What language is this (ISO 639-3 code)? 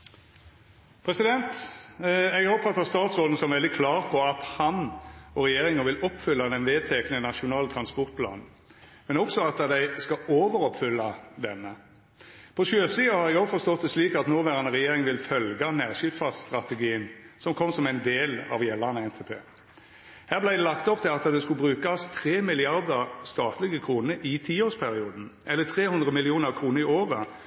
nor